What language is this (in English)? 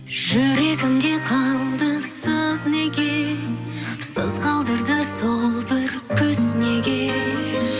Kazakh